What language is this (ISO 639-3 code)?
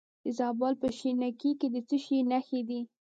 pus